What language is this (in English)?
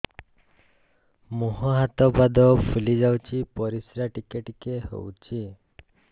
Odia